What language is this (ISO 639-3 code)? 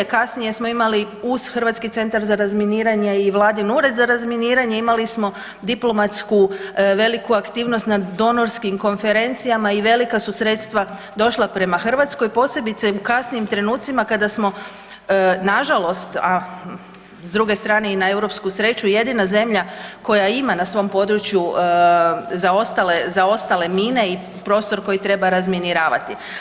hrv